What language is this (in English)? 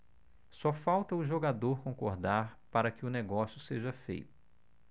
Portuguese